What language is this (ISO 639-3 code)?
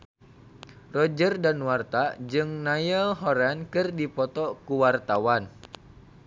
sun